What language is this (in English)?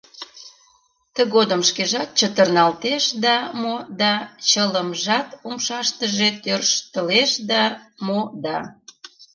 Mari